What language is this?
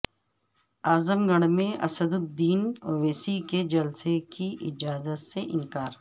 Urdu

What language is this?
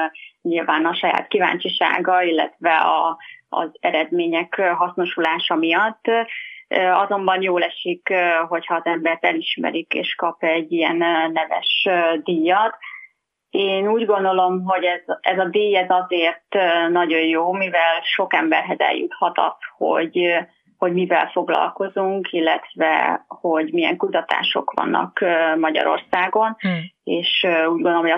Hungarian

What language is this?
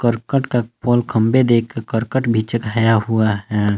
Hindi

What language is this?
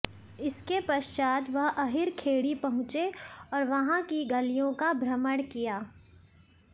Hindi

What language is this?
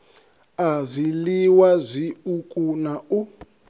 Venda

